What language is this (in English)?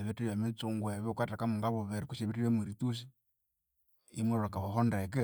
Konzo